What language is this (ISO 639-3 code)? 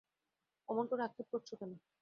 ben